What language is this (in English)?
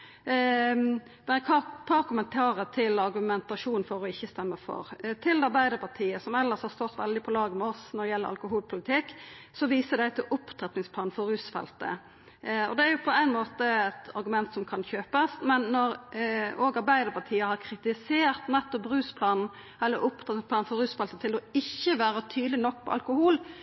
Norwegian Nynorsk